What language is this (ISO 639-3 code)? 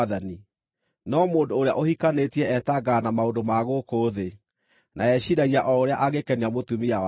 kik